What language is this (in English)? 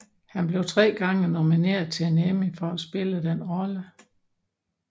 Danish